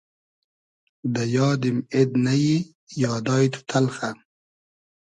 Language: Hazaragi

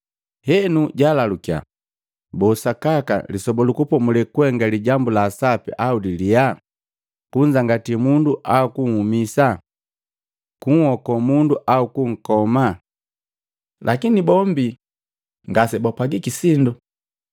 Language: Matengo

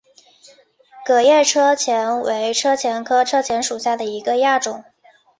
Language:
Chinese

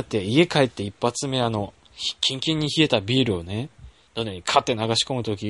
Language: Japanese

